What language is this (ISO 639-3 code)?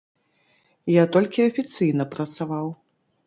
bel